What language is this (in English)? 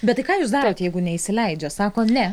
Lithuanian